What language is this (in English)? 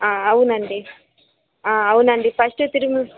Telugu